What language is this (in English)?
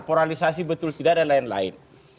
Indonesian